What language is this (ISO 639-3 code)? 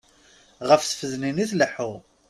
kab